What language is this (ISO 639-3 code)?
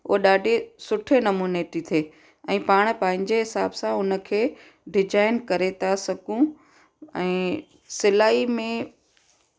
snd